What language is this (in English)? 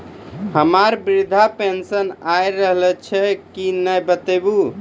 Maithili